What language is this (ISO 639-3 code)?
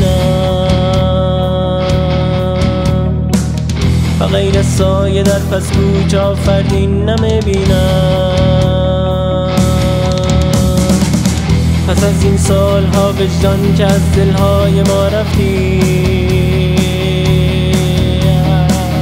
fas